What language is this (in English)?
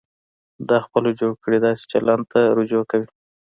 Pashto